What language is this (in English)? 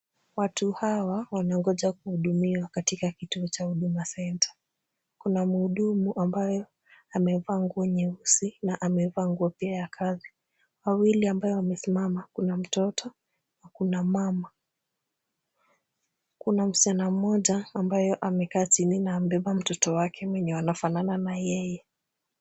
Swahili